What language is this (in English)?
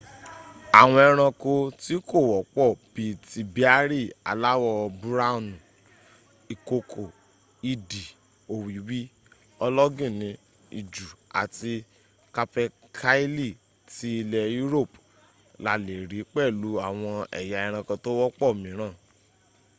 Yoruba